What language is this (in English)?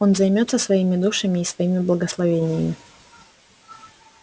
Russian